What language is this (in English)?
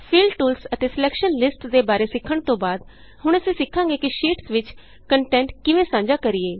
Punjabi